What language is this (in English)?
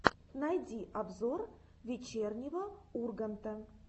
Russian